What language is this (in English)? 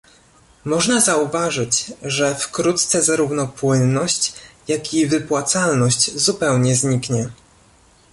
Polish